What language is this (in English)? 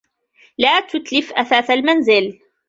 Arabic